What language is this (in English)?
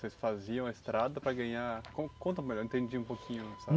Portuguese